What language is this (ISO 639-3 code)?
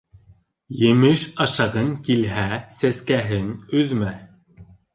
bak